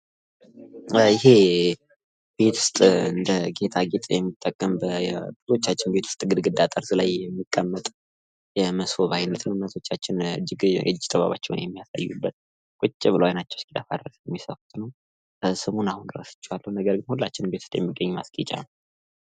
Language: Amharic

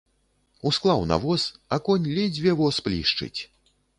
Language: Belarusian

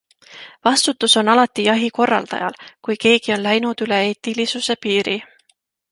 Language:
Estonian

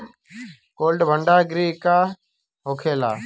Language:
Bhojpuri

